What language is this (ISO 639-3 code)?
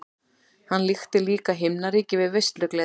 isl